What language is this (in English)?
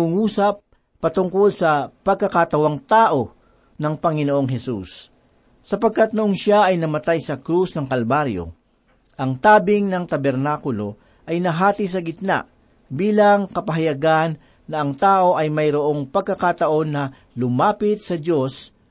Filipino